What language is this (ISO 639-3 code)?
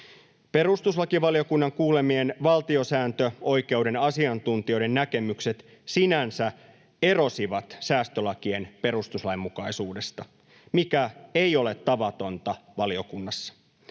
fin